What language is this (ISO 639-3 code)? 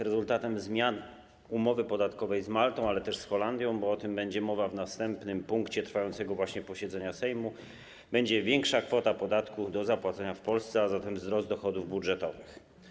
pol